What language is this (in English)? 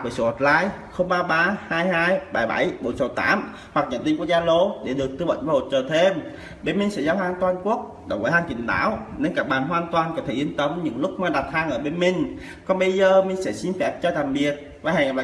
Vietnamese